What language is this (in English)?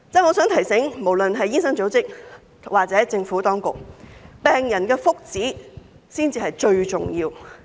Cantonese